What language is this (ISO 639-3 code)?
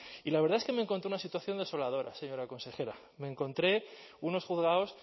spa